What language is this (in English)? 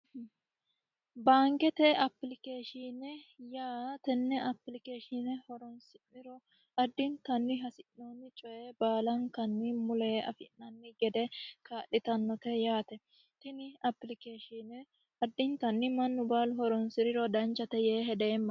Sidamo